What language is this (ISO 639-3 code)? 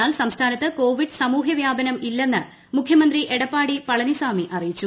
mal